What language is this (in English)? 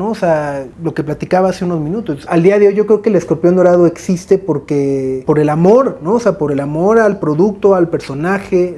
Spanish